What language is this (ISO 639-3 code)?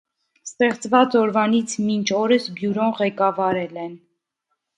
hye